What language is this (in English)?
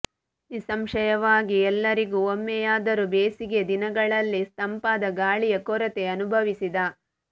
Kannada